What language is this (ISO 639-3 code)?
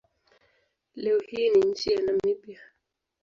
swa